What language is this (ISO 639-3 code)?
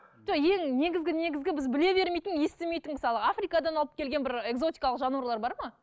kaz